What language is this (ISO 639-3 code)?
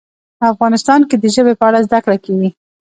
pus